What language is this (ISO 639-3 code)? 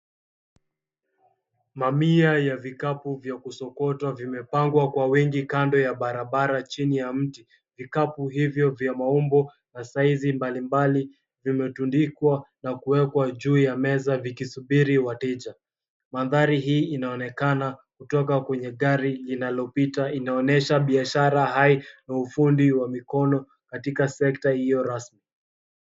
swa